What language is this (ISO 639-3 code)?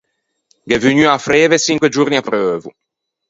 lij